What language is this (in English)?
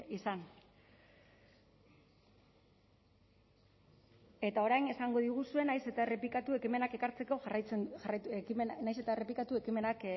Basque